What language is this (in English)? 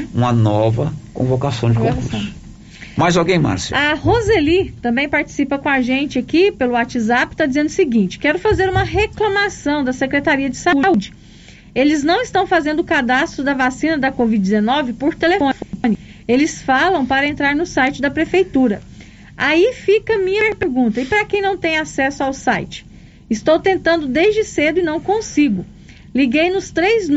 Portuguese